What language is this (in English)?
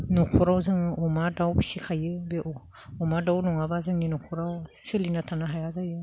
Bodo